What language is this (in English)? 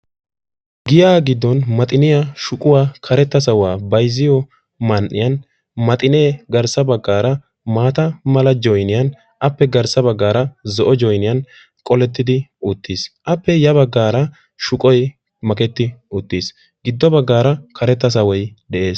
Wolaytta